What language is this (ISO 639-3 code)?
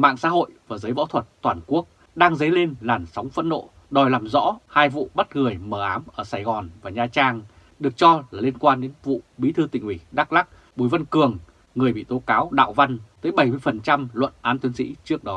vie